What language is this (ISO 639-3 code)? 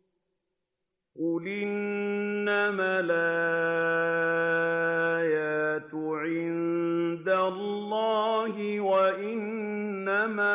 ara